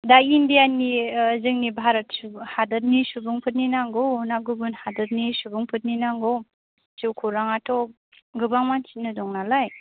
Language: Bodo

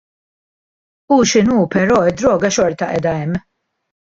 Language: Maltese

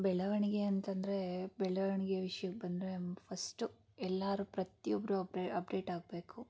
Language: Kannada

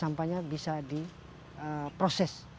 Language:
Indonesian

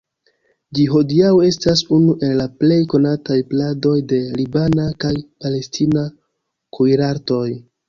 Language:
Esperanto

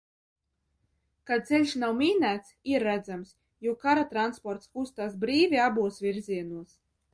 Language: Latvian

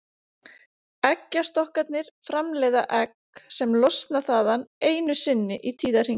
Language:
Icelandic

